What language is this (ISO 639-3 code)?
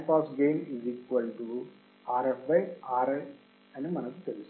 tel